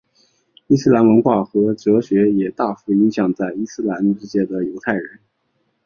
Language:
Chinese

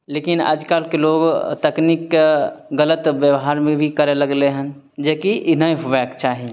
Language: Maithili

